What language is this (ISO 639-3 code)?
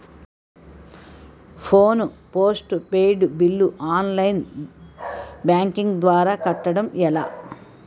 tel